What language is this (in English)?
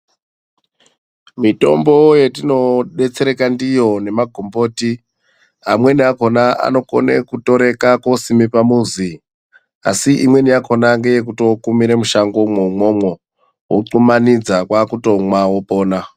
Ndau